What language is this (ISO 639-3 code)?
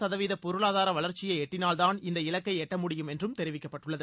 tam